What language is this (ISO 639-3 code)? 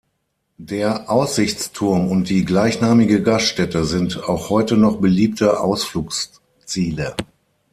deu